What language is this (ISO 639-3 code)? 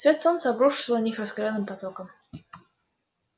rus